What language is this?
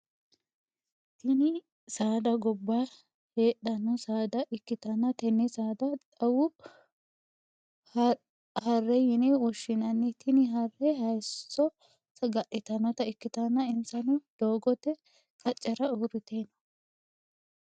Sidamo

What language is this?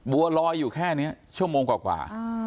Thai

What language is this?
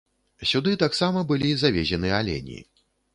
Belarusian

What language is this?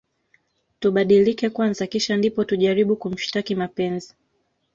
Swahili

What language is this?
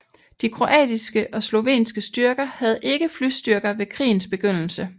Danish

